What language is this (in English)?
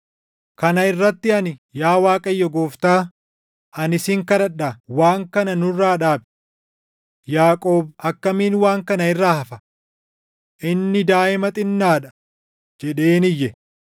Oromo